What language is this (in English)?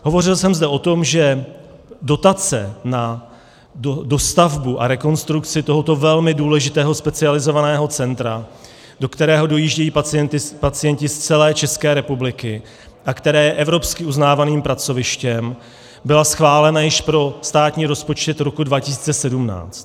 Czech